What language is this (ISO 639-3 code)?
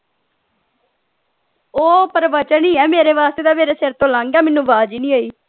pan